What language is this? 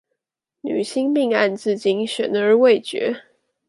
Chinese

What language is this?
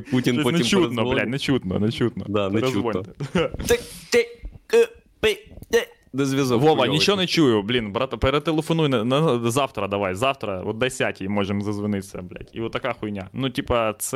Ukrainian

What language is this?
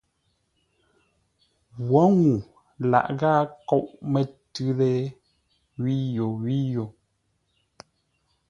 Ngombale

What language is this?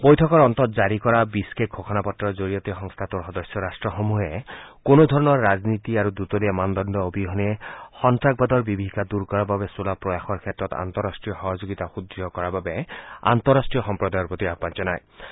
Assamese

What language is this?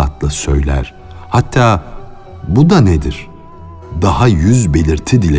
Turkish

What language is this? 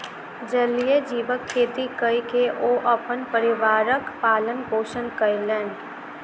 Maithili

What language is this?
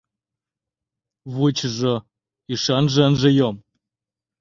Mari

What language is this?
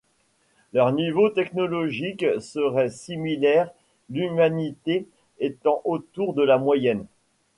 French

